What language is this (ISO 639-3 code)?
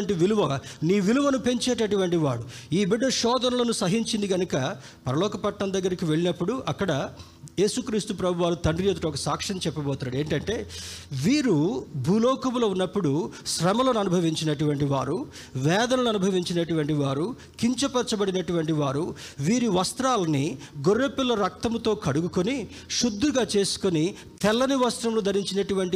tel